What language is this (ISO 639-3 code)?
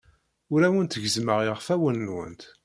kab